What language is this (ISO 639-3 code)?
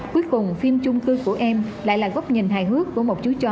vie